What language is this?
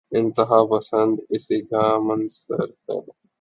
Urdu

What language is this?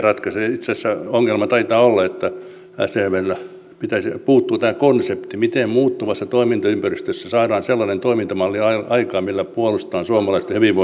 Finnish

